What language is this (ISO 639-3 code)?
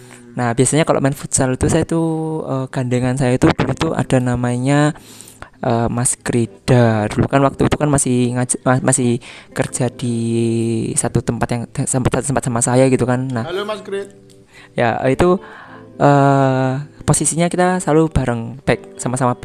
ind